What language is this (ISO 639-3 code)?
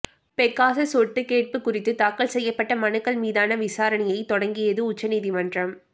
tam